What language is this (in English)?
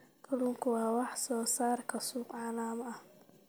Somali